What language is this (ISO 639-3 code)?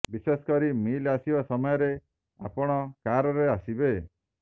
ori